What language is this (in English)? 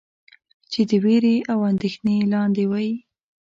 Pashto